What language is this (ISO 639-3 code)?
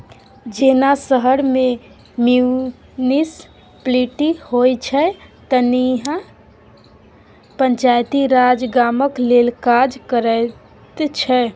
mai